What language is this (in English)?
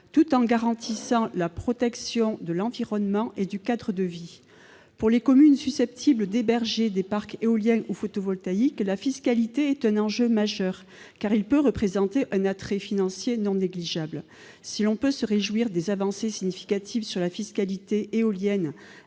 French